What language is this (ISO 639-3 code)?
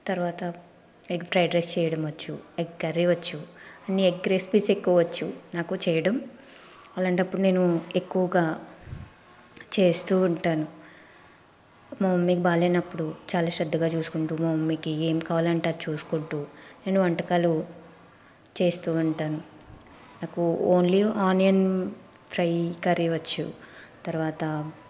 tel